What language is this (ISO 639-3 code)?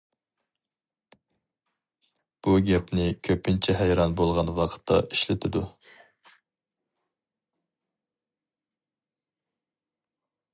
uig